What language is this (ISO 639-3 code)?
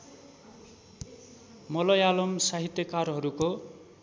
nep